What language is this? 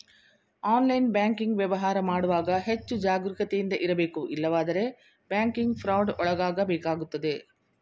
Kannada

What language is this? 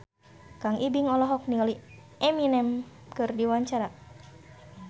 Sundanese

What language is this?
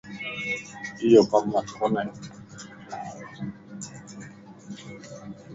Lasi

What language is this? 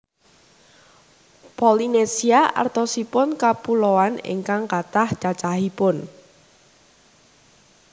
Javanese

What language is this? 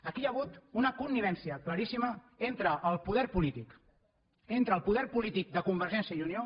Catalan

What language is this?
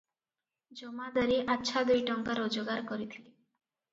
Odia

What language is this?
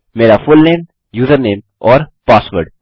Hindi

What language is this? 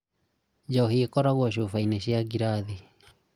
Kikuyu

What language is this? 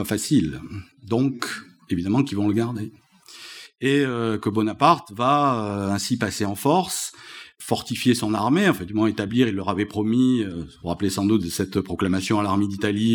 French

